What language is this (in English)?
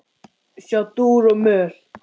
Icelandic